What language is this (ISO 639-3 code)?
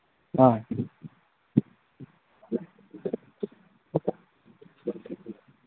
mni